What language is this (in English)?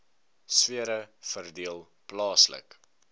Afrikaans